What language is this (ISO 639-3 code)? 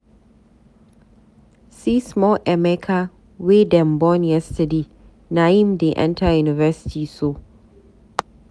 pcm